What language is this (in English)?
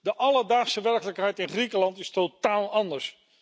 Dutch